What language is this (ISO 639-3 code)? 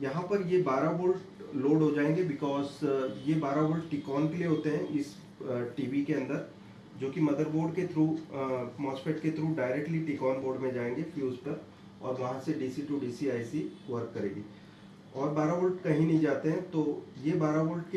hin